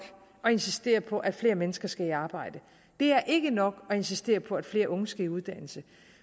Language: Danish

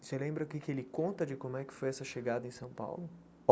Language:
Portuguese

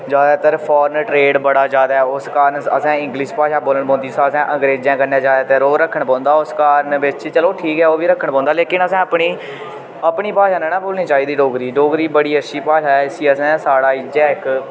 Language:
Dogri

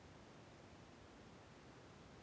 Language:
Kannada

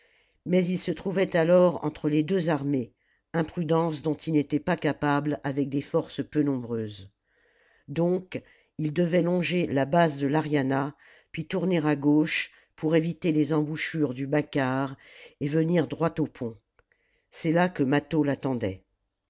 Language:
French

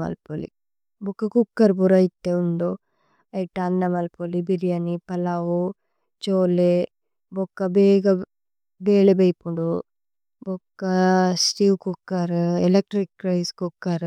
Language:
Tulu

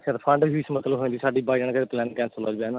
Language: Punjabi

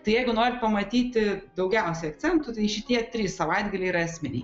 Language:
Lithuanian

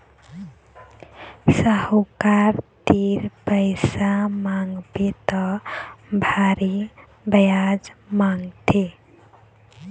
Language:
Chhattisgarhi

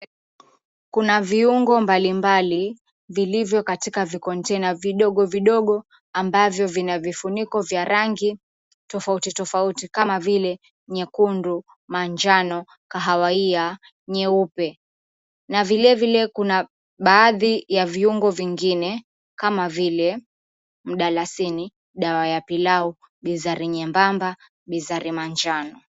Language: Swahili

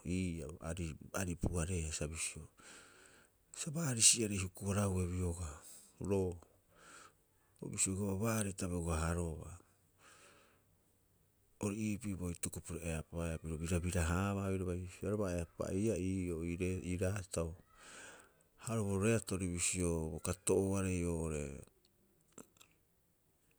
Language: Rapoisi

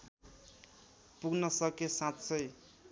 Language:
Nepali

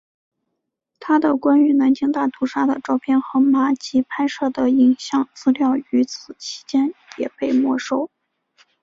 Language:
Chinese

